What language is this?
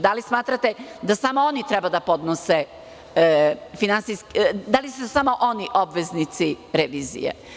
Serbian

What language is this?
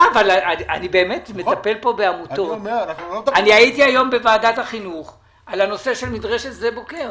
Hebrew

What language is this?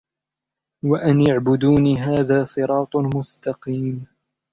Arabic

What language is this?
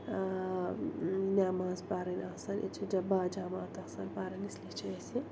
Kashmiri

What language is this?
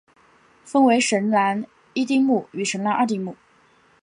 Chinese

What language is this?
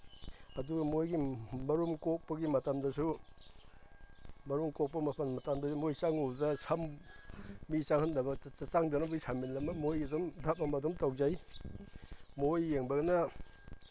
Manipuri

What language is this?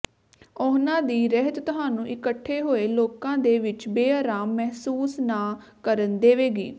Punjabi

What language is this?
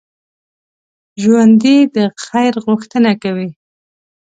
Pashto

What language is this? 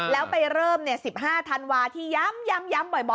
Thai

